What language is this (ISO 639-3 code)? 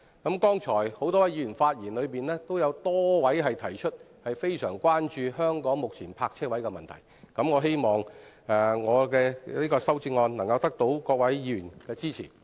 yue